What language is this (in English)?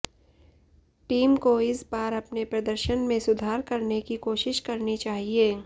Hindi